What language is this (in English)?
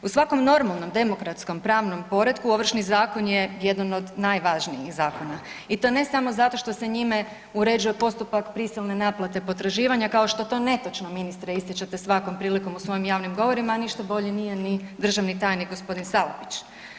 Croatian